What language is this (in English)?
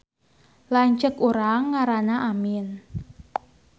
Sundanese